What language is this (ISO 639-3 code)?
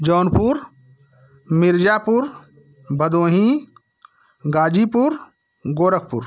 hin